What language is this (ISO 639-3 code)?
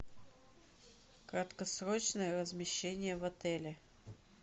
rus